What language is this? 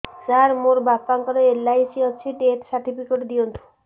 Odia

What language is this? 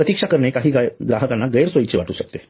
Marathi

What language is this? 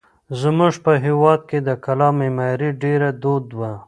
Pashto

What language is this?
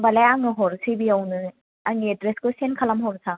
Bodo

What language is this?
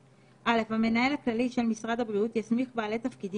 Hebrew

